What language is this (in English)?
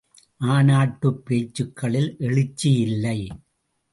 Tamil